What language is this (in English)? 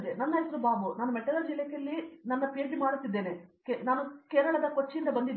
Kannada